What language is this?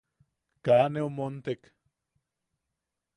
Yaqui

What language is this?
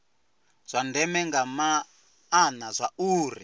Venda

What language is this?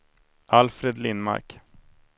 Swedish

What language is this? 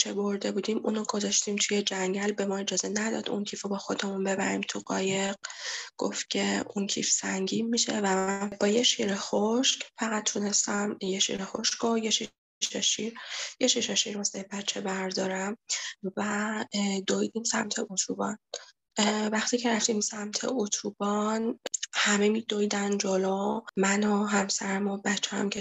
Persian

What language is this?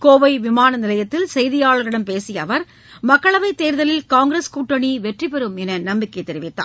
Tamil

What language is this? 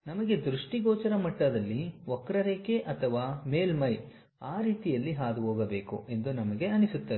Kannada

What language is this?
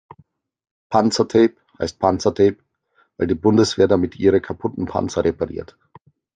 German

